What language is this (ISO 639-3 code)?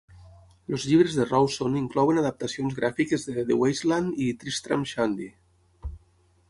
cat